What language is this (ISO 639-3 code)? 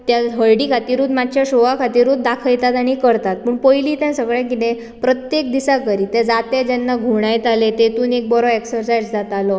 kok